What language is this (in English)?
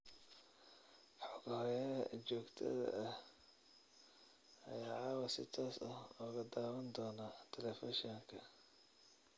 Somali